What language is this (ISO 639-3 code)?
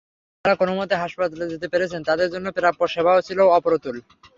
ben